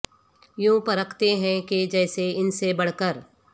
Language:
Urdu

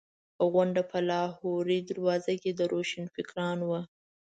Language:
Pashto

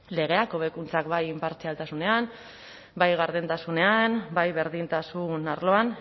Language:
Basque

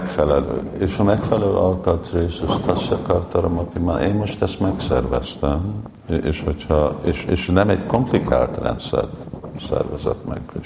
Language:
Hungarian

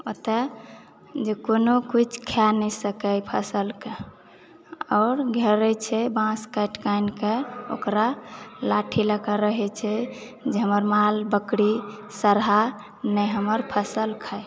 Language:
Maithili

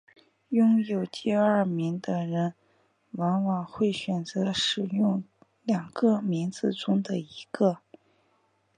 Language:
Chinese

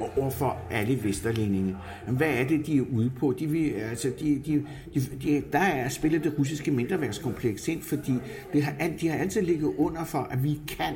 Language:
Danish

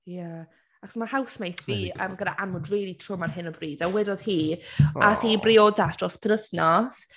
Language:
Welsh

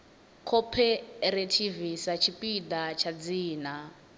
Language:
Venda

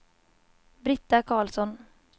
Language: Swedish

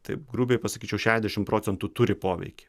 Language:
Lithuanian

